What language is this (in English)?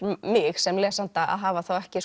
Icelandic